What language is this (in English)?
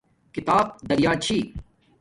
Domaaki